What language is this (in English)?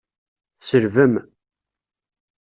Kabyle